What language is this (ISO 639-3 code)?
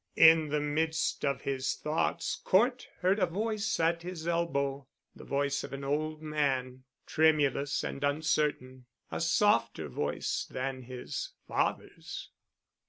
eng